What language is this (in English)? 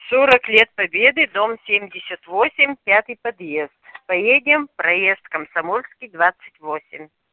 Russian